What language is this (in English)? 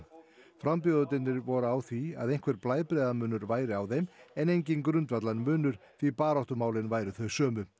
Icelandic